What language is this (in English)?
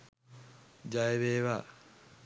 Sinhala